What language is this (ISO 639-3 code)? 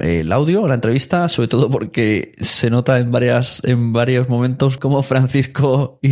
spa